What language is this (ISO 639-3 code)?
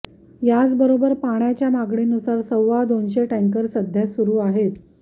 mar